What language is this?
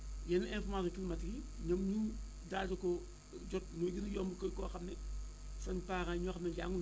Wolof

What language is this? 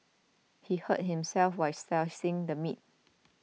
English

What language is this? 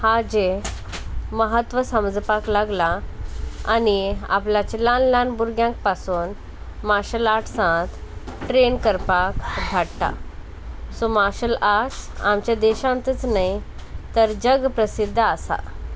Konkani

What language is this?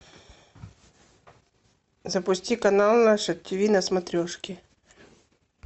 Russian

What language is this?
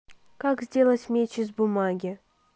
Russian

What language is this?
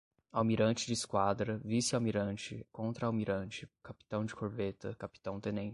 Portuguese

